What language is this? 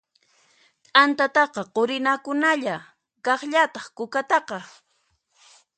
Puno Quechua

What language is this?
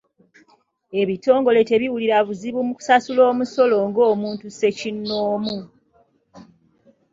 Ganda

